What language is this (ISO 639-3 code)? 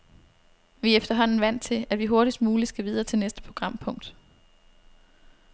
dan